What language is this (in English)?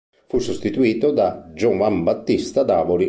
Italian